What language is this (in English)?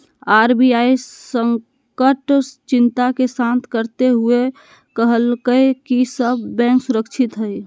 Magahi